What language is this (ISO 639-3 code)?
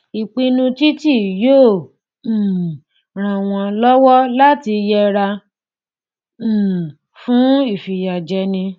yor